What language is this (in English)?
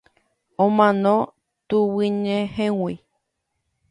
Guarani